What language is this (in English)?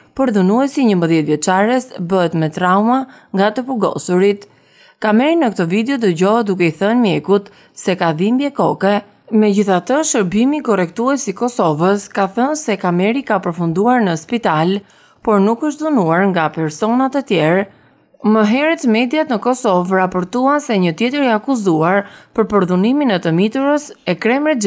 Romanian